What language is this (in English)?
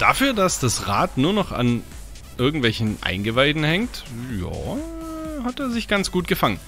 German